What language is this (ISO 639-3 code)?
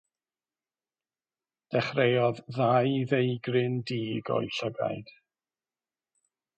cym